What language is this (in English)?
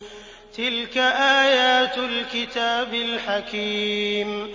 Arabic